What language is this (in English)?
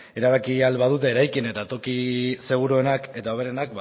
Basque